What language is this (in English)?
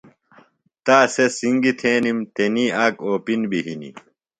Phalura